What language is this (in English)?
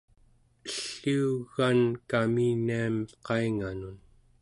Central Yupik